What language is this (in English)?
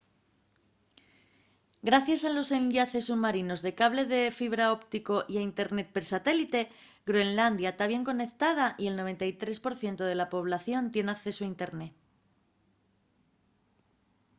Asturian